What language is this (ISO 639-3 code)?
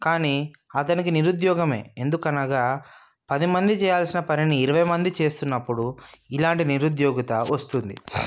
tel